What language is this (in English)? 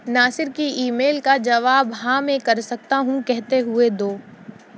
Urdu